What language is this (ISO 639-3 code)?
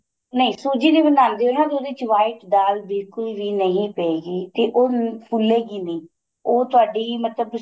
pan